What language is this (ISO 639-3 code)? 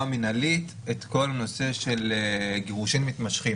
heb